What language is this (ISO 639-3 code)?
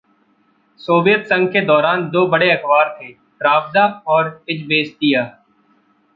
hin